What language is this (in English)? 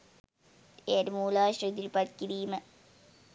Sinhala